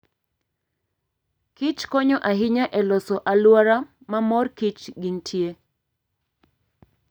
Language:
Luo (Kenya and Tanzania)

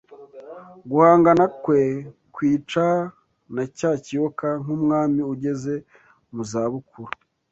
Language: Kinyarwanda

